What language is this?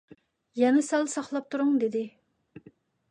Uyghur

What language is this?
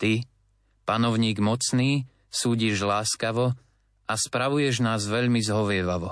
Slovak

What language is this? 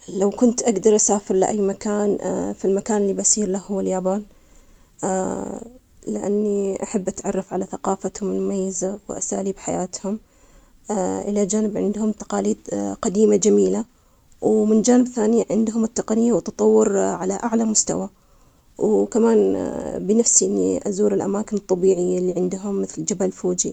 Omani Arabic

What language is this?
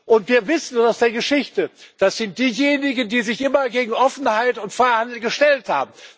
German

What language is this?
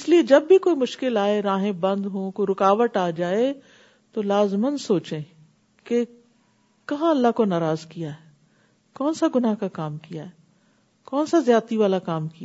Urdu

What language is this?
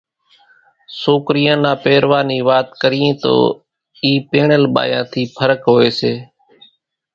Kachi Koli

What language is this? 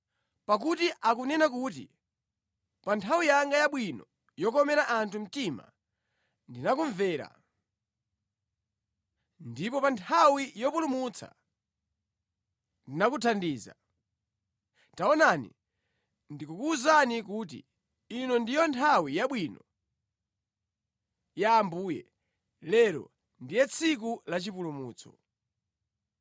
Nyanja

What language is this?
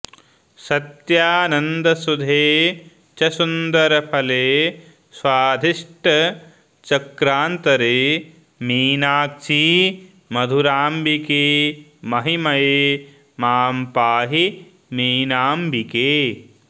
Sanskrit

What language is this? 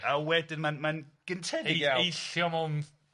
Welsh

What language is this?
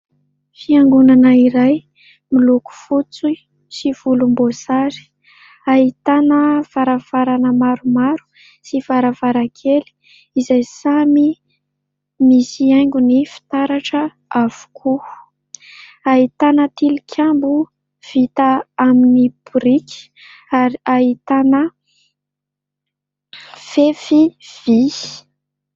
Malagasy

